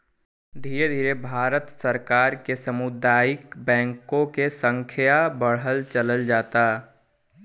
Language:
Bhojpuri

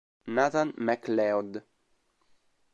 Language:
Italian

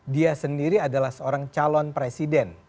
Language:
Indonesian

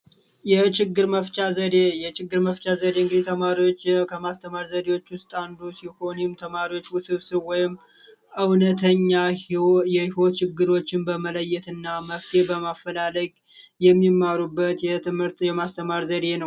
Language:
Amharic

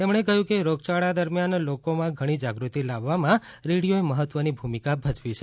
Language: Gujarati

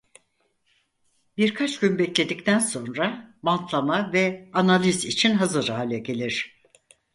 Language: Turkish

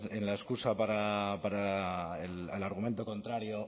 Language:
Spanish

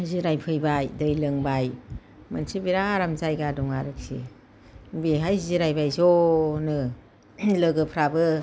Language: Bodo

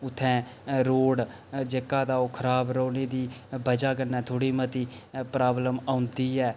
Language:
Dogri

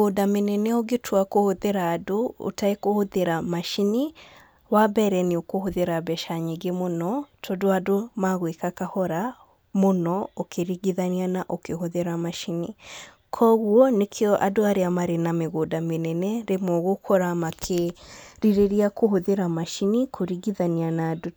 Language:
Kikuyu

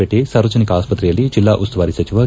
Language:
Kannada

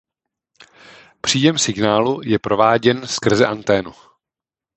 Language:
Czech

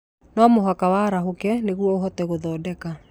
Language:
Kikuyu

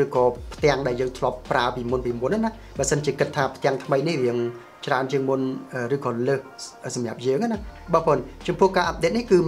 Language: Thai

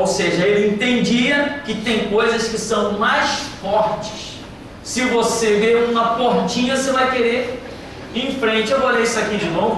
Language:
Portuguese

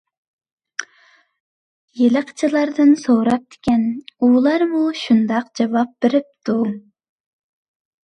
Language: Uyghur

